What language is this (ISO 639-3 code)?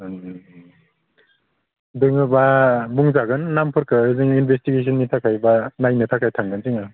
brx